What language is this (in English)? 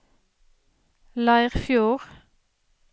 Norwegian